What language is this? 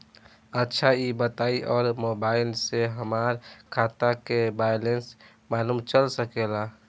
Bhojpuri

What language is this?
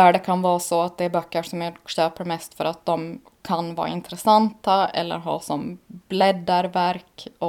Swedish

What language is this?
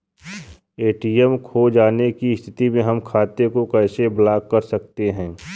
Bhojpuri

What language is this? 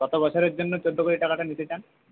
Bangla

